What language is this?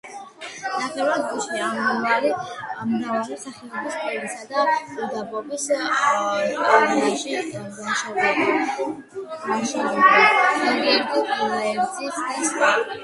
Georgian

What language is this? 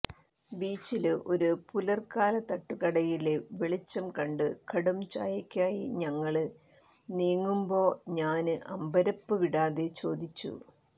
Malayalam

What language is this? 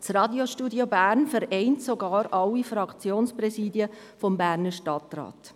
Swiss German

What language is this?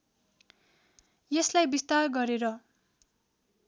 Nepali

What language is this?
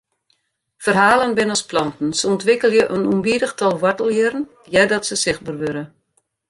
Western Frisian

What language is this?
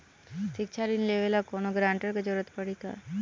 Bhojpuri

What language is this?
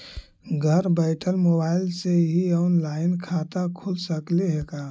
Magahi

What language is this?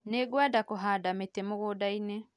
Kikuyu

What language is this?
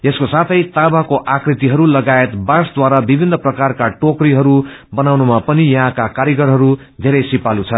Nepali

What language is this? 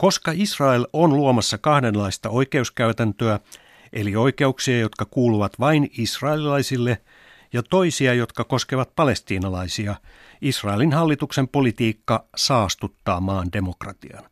Finnish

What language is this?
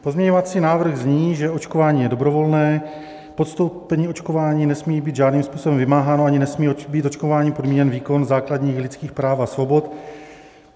Czech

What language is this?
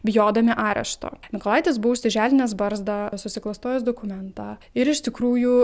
Lithuanian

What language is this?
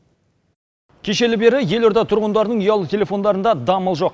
Kazakh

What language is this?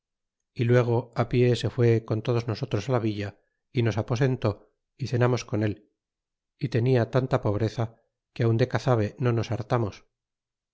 Spanish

